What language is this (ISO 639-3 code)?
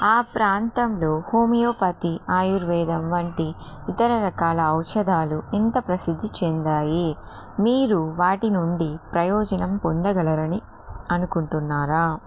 tel